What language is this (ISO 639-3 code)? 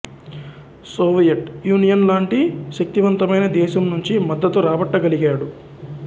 tel